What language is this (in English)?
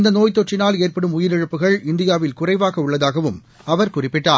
Tamil